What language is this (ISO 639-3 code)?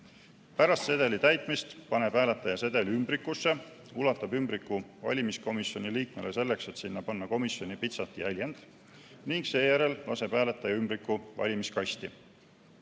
est